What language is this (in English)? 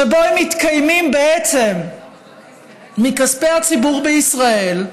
Hebrew